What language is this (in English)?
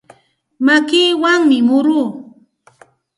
Santa Ana de Tusi Pasco Quechua